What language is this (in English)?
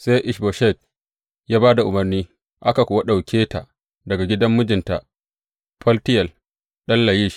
Hausa